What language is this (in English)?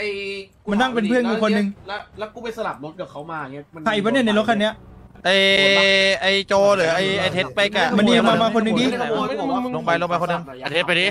Thai